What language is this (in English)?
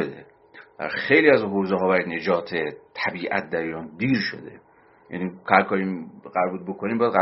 Persian